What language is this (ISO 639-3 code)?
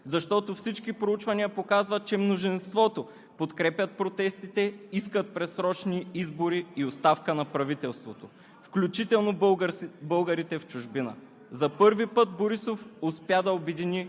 bul